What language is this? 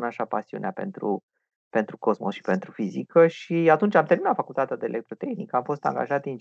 Romanian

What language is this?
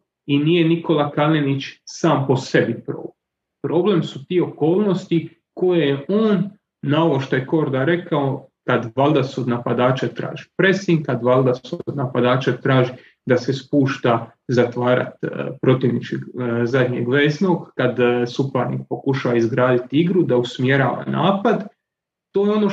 Croatian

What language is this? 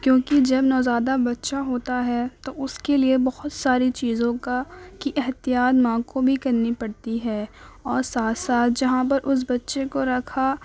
Urdu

